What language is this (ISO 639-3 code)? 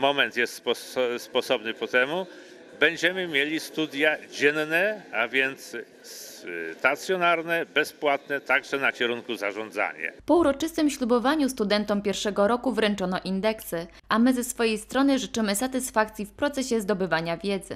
pol